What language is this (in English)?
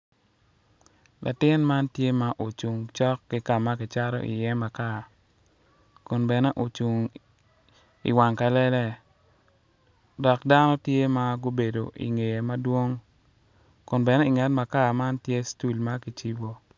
Acoli